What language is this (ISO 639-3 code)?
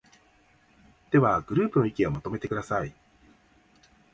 jpn